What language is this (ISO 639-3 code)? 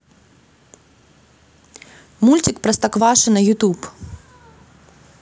rus